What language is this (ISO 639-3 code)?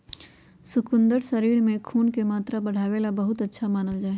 mag